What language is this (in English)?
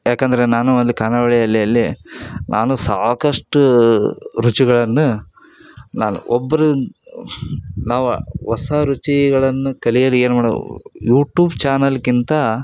Kannada